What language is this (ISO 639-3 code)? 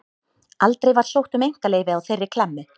isl